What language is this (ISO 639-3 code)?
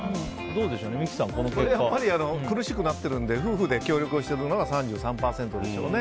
jpn